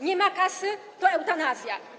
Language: Polish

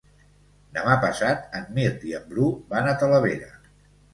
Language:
Catalan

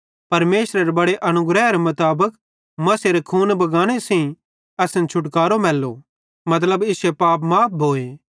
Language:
Bhadrawahi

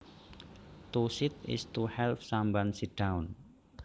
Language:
Javanese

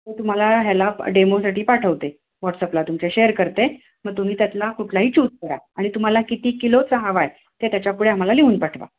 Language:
Marathi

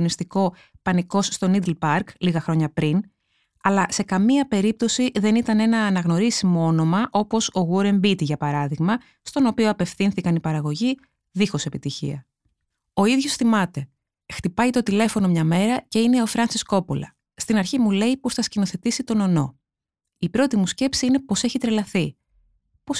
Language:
Greek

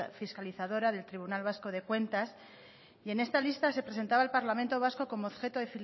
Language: Spanish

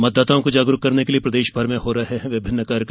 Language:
Hindi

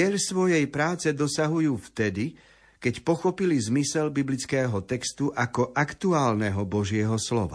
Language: Slovak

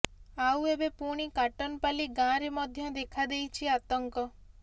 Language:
Odia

